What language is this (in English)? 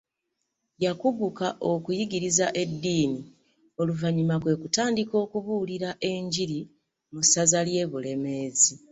Ganda